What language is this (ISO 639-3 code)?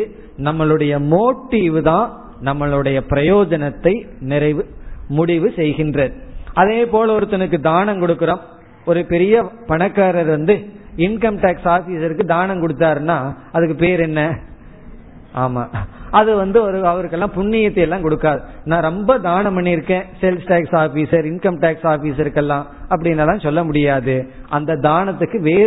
tam